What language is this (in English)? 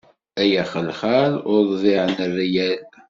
Kabyle